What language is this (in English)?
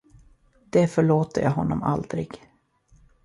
Swedish